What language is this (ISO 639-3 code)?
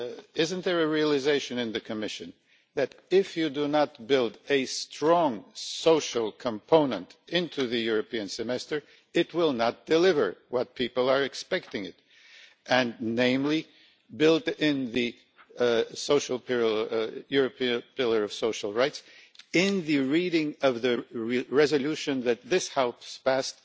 eng